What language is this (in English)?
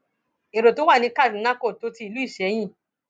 Yoruba